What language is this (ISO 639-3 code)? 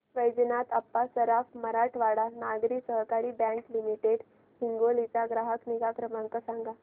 mar